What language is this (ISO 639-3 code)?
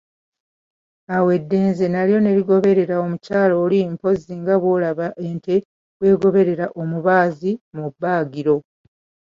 lug